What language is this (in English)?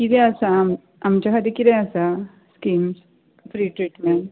Konkani